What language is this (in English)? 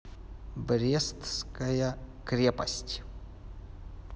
Russian